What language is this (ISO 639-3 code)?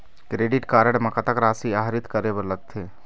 hne